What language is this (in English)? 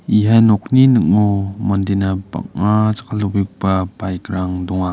Garo